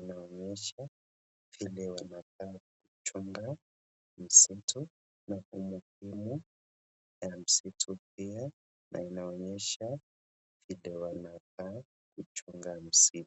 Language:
Swahili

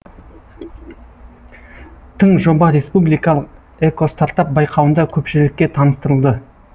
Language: Kazakh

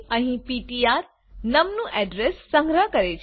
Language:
Gujarati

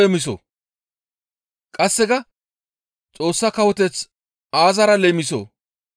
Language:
Gamo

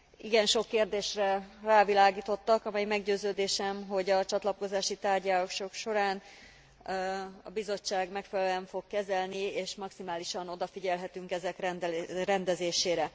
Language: Hungarian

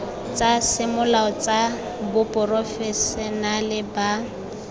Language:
Tswana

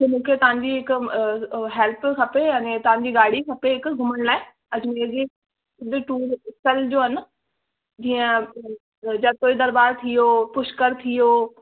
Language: Sindhi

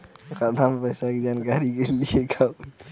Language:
Bhojpuri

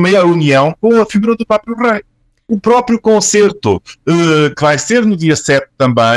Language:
Portuguese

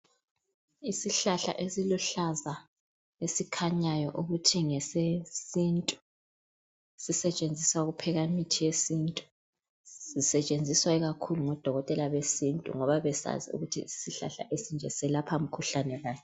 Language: North Ndebele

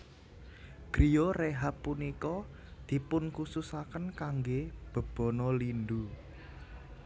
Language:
Javanese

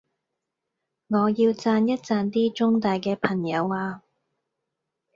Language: Cantonese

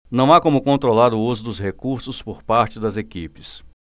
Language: Portuguese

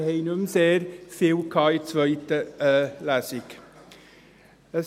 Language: Swiss German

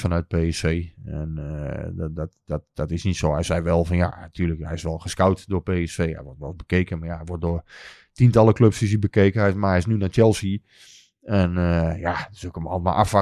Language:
Dutch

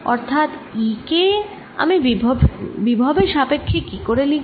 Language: Bangla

